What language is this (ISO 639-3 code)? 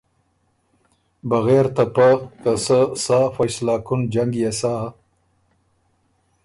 oru